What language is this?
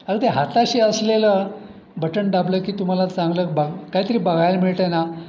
Marathi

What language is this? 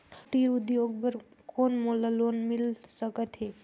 Chhattisgarhi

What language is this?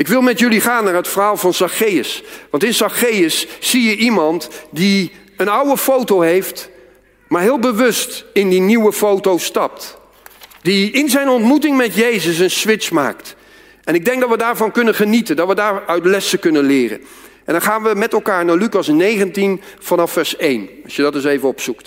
Dutch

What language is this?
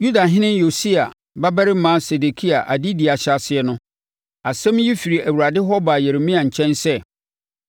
Akan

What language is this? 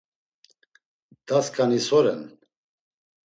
Laz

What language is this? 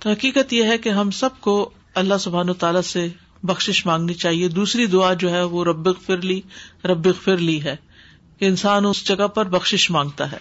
Urdu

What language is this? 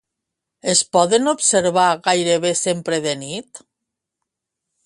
Catalan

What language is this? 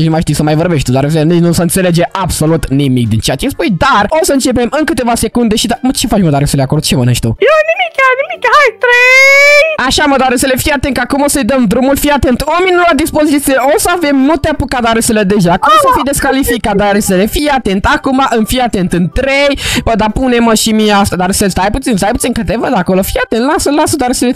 Romanian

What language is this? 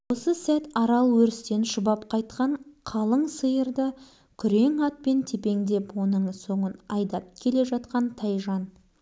Kazakh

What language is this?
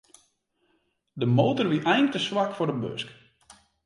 Western Frisian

